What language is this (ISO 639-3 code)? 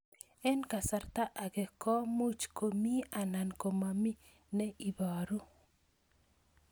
kln